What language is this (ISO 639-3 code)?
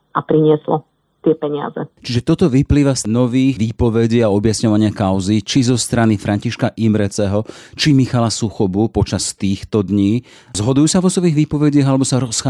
slk